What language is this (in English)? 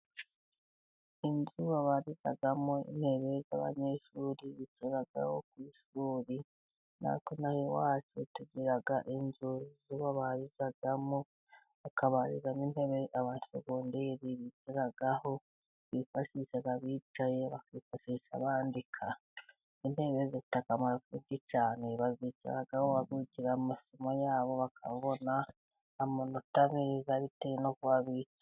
Kinyarwanda